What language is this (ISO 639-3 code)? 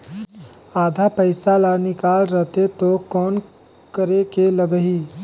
hne